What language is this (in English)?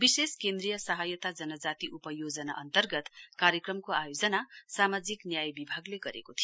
Nepali